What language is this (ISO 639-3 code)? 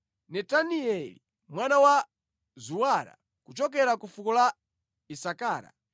nya